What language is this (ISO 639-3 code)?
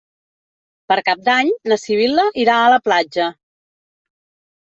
cat